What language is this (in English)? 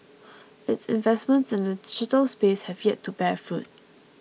English